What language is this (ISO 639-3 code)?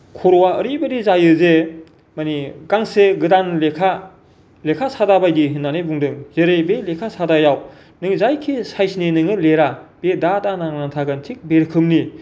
brx